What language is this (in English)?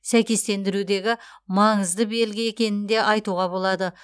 Kazakh